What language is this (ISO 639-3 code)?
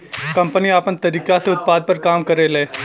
bho